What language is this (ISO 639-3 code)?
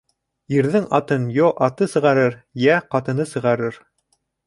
bak